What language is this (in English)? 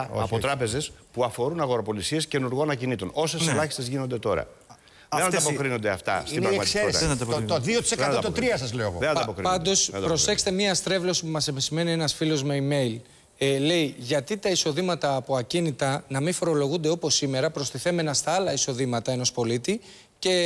Greek